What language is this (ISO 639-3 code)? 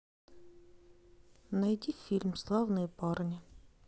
rus